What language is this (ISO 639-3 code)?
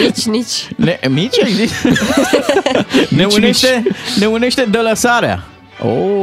ron